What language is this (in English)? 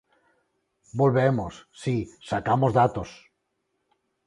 Galician